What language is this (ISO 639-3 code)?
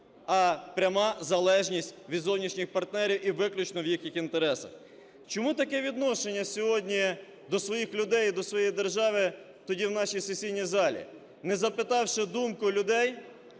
ukr